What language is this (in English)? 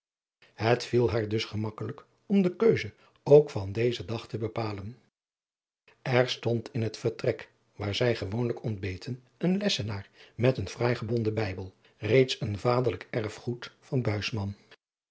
Dutch